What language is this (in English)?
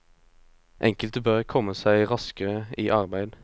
Norwegian